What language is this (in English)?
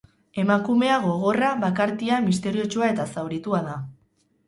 Basque